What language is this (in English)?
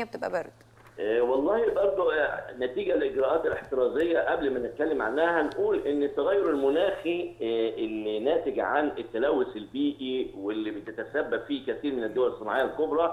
Arabic